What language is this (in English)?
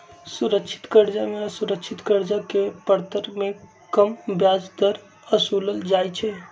Magahi